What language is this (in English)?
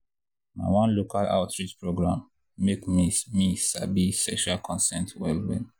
Nigerian Pidgin